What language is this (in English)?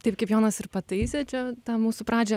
Lithuanian